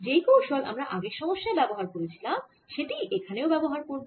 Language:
Bangla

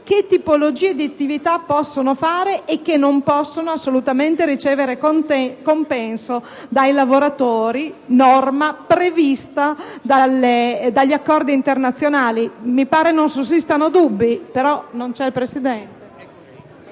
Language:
Italian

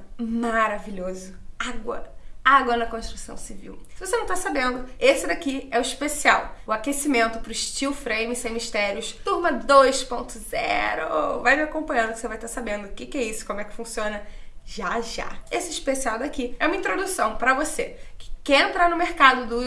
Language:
Portuguese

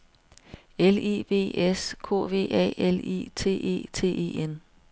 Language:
Danish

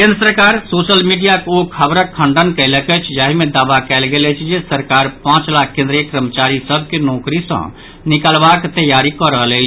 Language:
Maithili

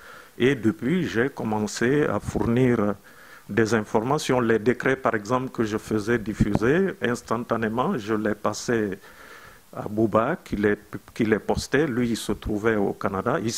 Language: French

